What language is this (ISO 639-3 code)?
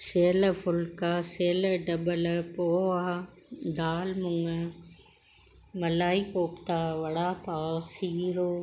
snd